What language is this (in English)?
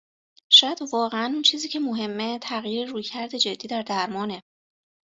Persian